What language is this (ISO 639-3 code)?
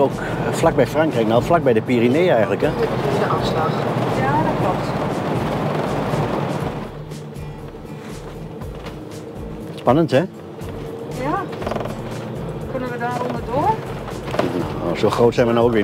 nld